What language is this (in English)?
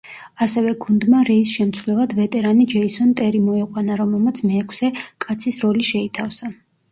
Georgian